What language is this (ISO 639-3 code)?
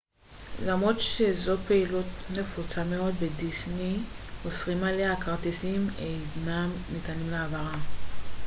heb